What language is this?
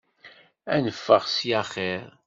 Kabyle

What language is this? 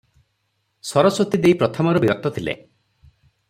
Odia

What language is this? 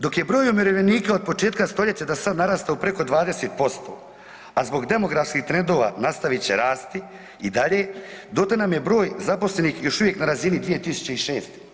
Croatian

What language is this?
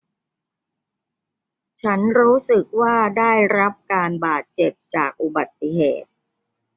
Thai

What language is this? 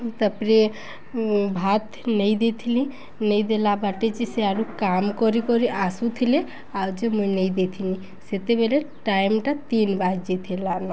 Odia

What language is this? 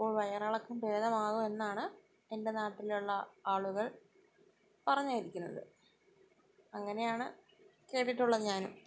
Malayalam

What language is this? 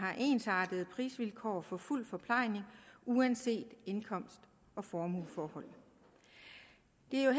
Danish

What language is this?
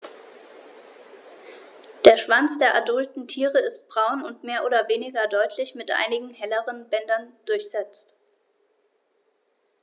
German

